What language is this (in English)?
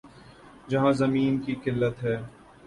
Urdu